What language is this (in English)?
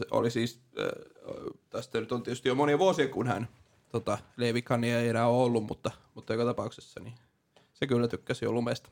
Finnish